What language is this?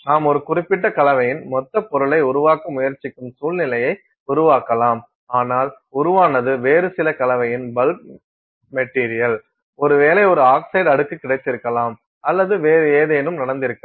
Tamil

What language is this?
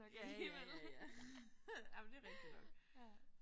Danish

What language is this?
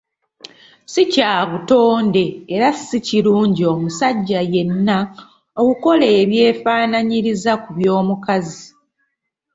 Ganda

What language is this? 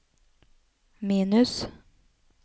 Norwegian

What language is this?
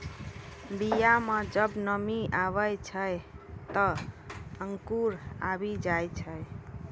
Maithili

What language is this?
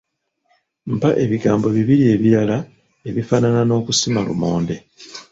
Ganda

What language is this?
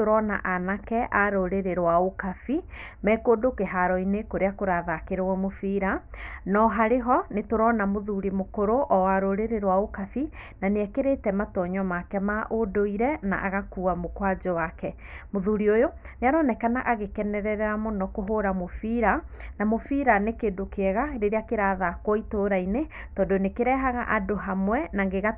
Kikuyu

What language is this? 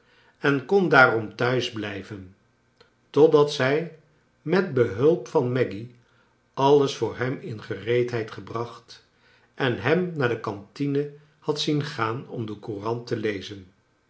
Dutch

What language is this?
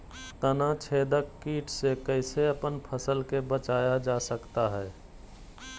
Magahi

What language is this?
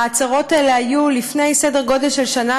Hebrew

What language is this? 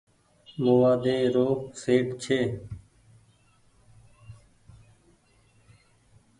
Goaria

